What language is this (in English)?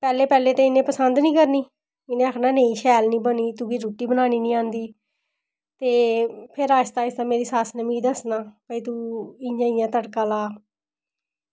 Dogri